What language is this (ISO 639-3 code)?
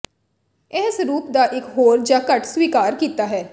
pan